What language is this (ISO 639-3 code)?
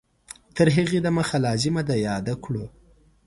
pus